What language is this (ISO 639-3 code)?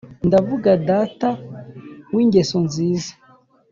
kin